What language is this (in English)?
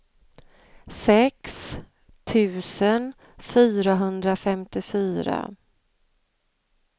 Swedish